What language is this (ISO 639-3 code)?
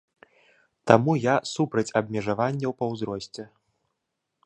bel